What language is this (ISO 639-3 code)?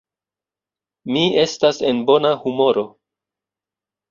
epo